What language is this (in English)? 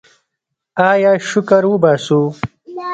Pashto